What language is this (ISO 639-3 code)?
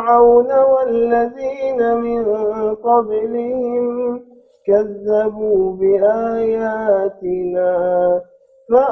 ara